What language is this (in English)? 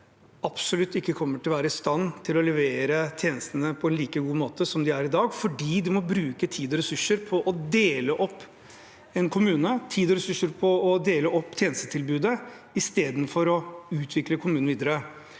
Norwegian